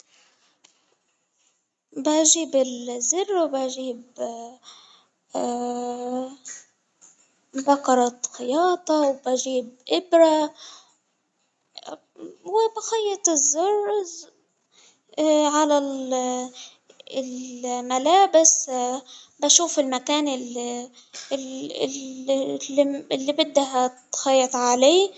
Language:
Hijazi Arabic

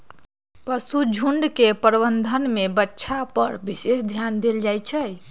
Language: Magahi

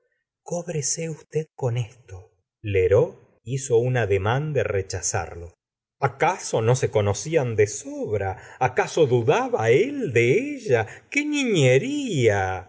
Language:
Spanish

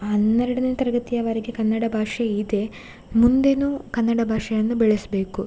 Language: Kannada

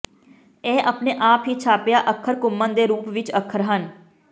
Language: Punjabi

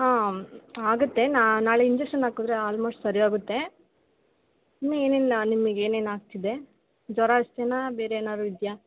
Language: Kannada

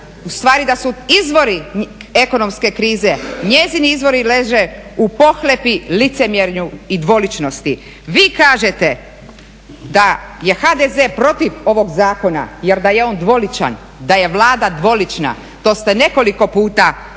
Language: Croatian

